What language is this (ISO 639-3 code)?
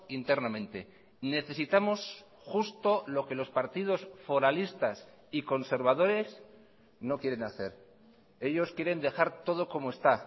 spa